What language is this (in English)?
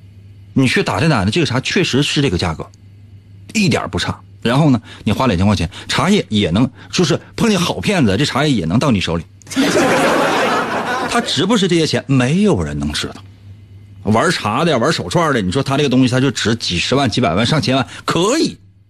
Chinese